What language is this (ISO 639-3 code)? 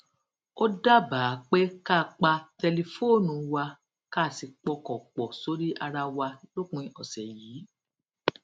yor